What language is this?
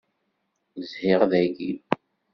Kabyle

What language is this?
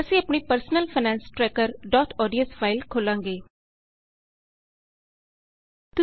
Punjabi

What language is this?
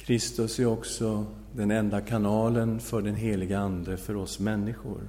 Swedish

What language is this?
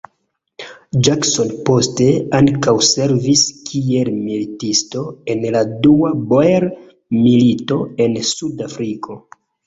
Esperanto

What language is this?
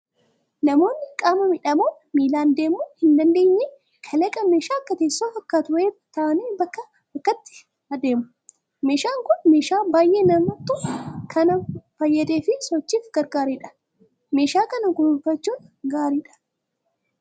Oromo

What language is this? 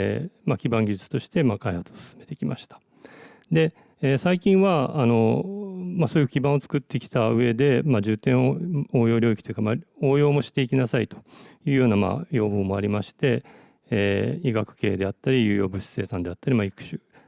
Japanese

